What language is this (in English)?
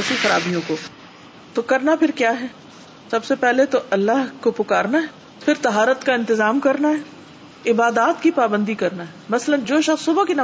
Urdu